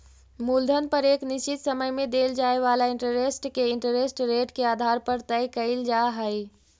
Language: Magahi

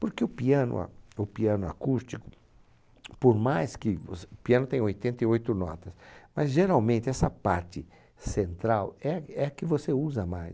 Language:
Portuguese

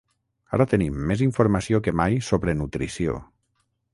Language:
Catalan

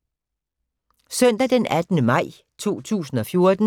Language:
Danish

